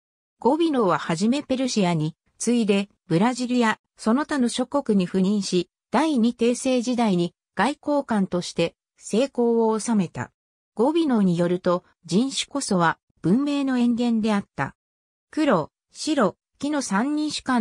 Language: Japanese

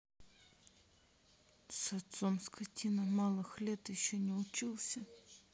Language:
Russian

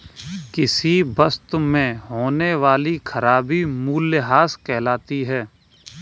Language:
Hindi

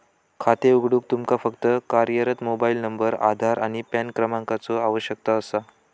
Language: Marathi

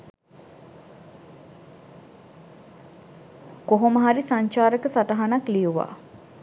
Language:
Sinhala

